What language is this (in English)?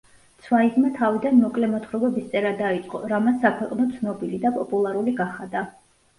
Georgian